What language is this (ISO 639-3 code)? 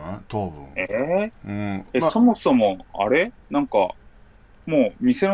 jpn